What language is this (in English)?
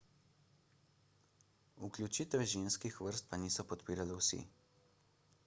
Slovenian